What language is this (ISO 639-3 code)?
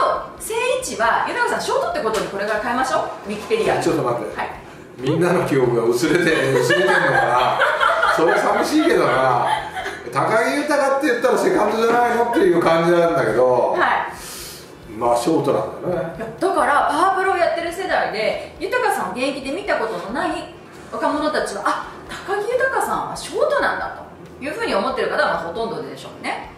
jpn